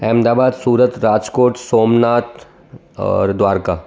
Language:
Sindhi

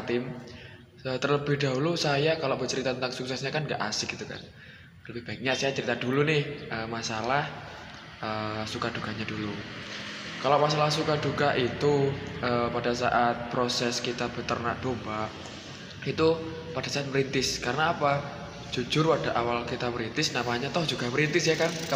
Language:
Indonesian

